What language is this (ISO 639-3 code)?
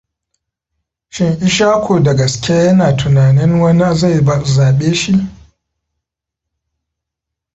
hau